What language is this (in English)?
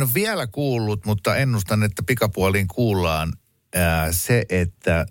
Finnish